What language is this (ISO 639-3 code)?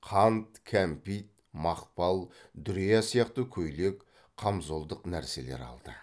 kaz